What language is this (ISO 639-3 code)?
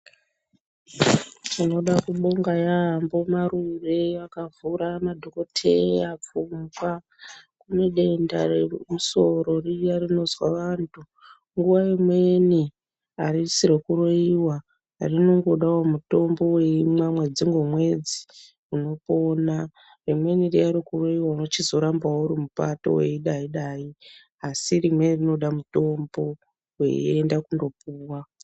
ndc